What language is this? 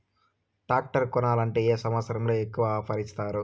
Telugu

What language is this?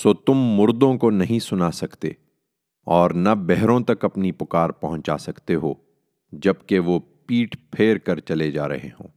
Urdu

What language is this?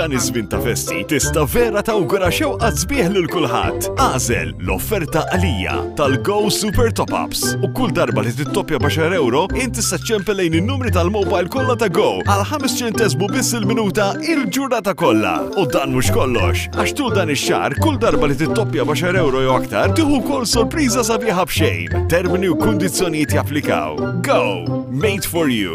Italian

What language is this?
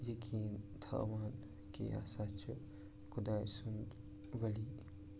Kashmiri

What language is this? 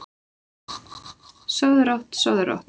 Icelandic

